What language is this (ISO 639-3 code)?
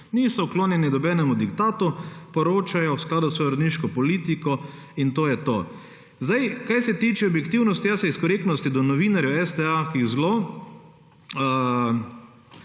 slv